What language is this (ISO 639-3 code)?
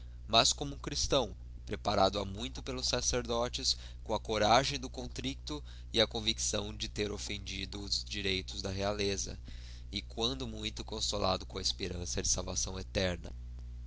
por